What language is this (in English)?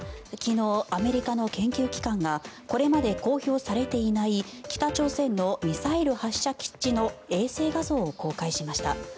Japanese